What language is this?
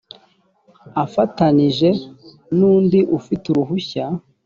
Kinyarwanda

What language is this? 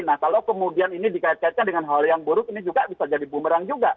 Indonesian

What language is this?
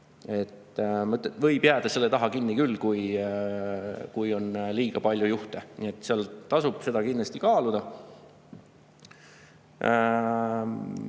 Estonian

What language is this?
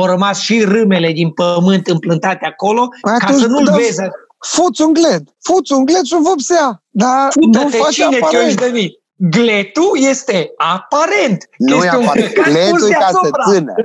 Romanian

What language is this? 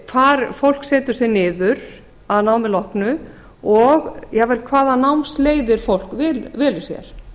Icelandic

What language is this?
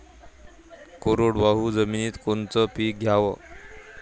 Marathi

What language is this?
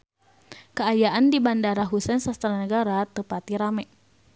Sundanese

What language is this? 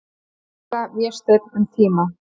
Icelandic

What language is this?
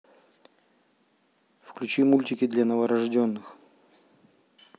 Russian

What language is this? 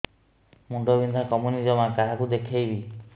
Odia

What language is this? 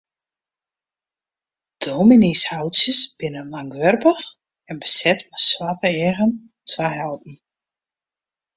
Western Frisian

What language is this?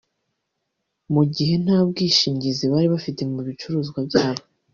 Kinyarwanda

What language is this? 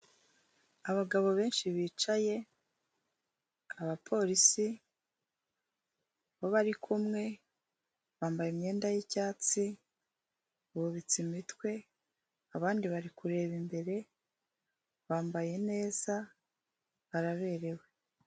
Kinyarwanda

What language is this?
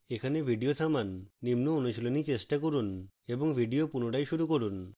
Bangla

